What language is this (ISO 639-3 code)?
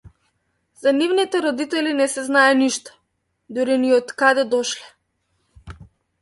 mkd